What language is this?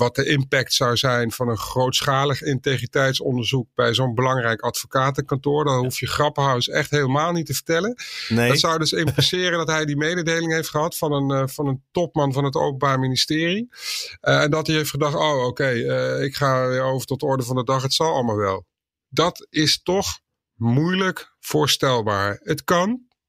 Dutch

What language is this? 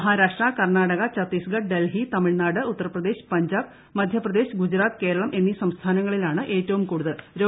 Malayalam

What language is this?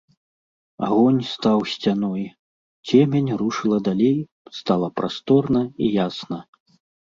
Belarusian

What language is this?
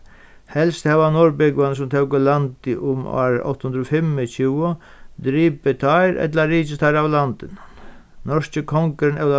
Faroese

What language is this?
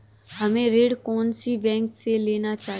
Hindi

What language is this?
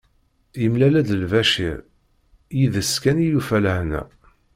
Kabyle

